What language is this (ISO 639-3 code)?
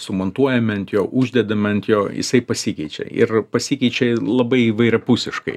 lit